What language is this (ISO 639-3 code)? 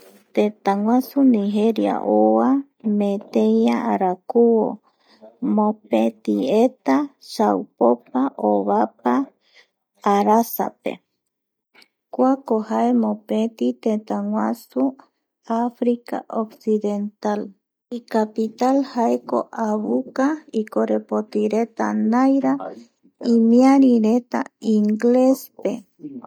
gui